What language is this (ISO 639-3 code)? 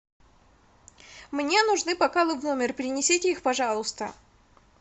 rus